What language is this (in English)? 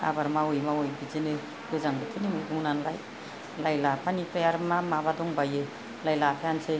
Bodo